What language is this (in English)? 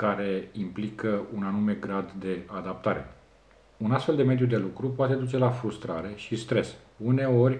Romanian